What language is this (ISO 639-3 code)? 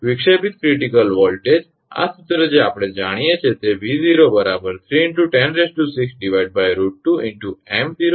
guj